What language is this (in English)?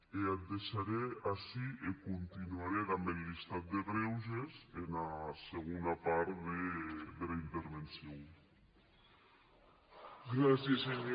Catalan